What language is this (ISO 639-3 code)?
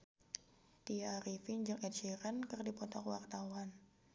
sun